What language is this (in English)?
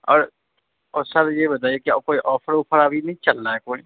Urdu